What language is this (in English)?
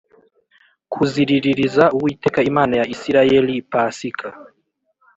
Kinyarwanda